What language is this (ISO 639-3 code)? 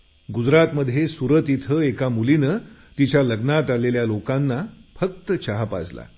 mar